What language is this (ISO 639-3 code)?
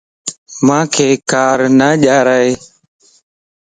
lss